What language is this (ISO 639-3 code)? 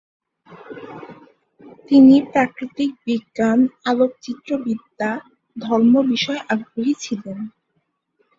ben